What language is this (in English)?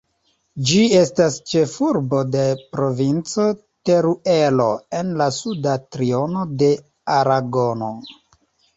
Esperanto